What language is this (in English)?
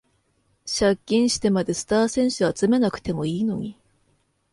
Japanese